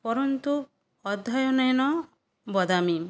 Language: Sanskrit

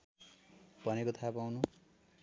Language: Nepali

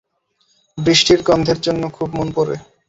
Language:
Bangla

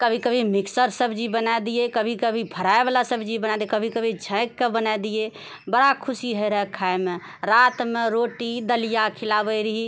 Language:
Maithili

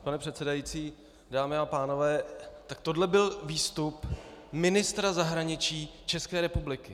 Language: Czech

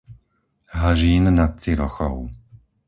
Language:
Slovak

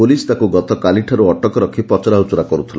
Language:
Odia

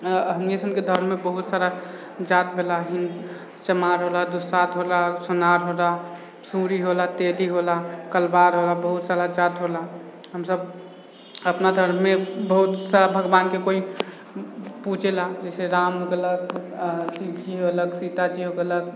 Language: Maithili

